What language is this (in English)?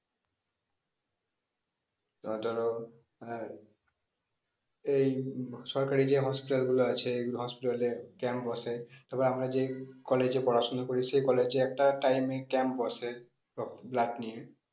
Bangla